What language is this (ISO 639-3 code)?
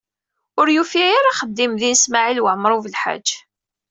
kab